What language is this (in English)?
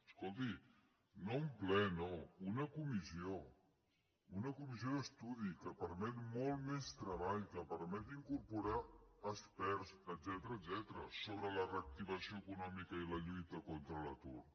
Catalan